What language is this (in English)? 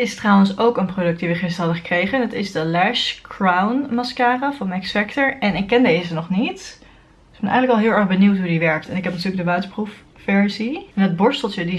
Dutch